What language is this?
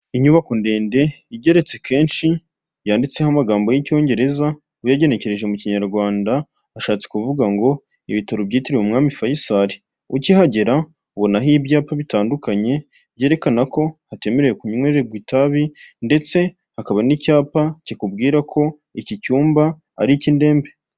Kinyarwanda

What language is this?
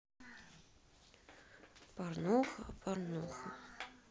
Russian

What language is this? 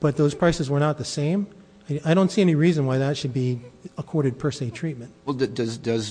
English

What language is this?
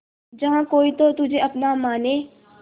Hindi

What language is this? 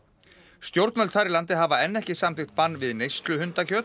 Icelandic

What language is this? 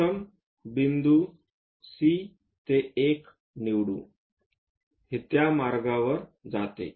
Marathi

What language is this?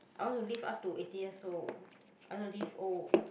English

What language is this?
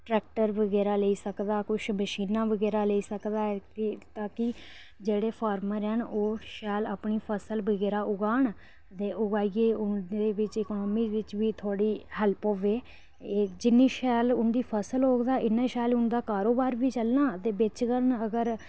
Dogri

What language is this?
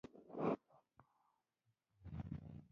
Pashto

